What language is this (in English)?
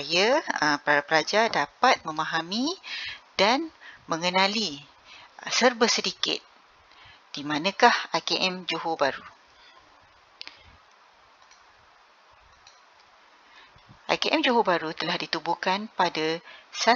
Malay